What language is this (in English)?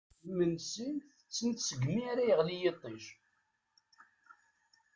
Kabyle